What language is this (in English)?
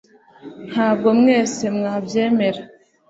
Kinyarwanda